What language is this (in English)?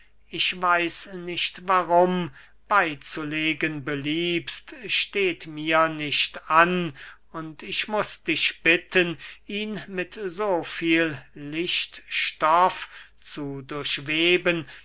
German